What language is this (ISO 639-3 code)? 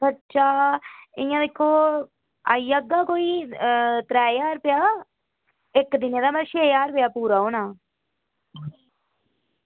doi